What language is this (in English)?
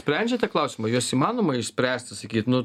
Lithuanian